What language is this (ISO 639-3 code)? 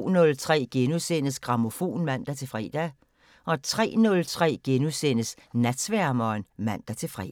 dan